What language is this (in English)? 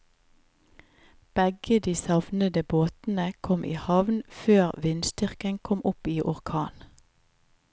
Norwegian